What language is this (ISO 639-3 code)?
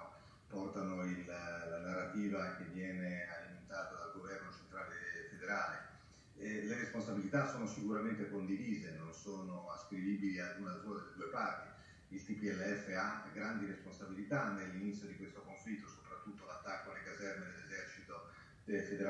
ita